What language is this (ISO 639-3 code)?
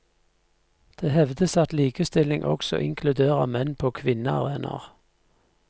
nor